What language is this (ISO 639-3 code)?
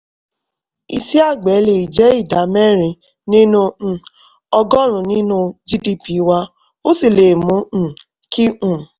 yor